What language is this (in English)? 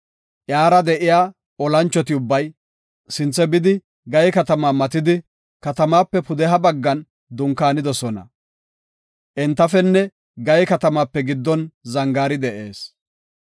Gofa